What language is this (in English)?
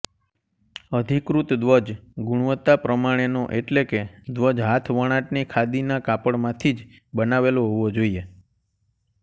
Gujarati